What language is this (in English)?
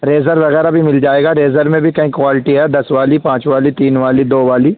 Urdu